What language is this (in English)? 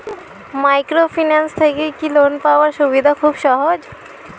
Bangla